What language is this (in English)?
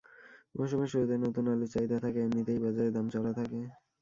Bangla